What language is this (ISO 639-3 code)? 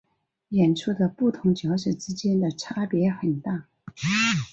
zho